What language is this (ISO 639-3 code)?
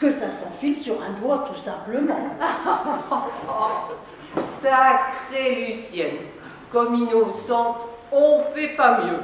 fra